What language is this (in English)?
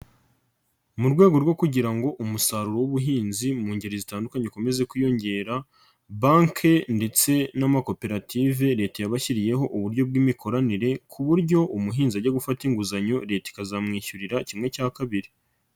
Kinyarwanda